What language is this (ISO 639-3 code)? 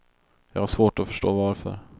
swe